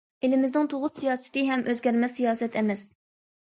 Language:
Uyghur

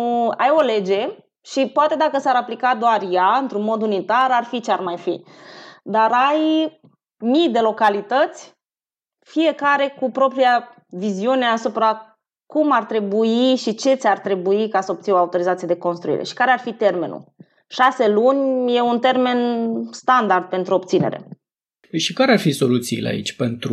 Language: Romanian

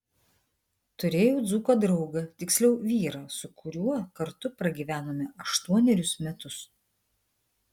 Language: Lithuanian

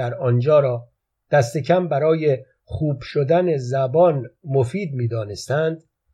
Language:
Persian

